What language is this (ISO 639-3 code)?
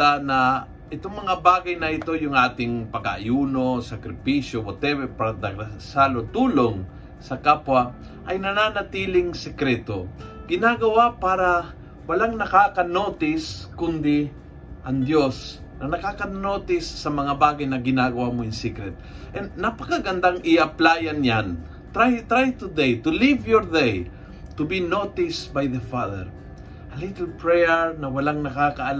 fil